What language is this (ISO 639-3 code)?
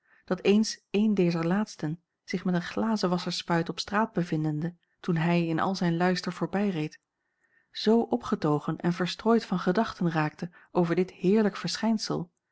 nld